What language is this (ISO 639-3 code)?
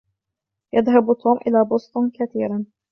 ara